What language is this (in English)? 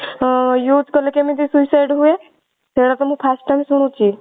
Odia